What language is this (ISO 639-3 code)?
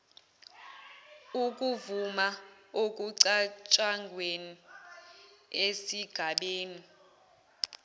zul